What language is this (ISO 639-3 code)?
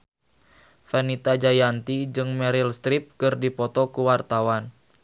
sun